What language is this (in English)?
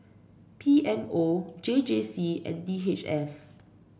English